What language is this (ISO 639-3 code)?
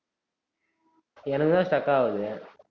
tam